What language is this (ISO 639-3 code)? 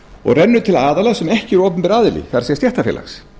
isl